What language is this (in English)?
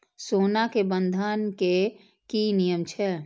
Maithili